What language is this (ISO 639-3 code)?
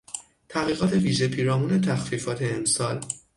fas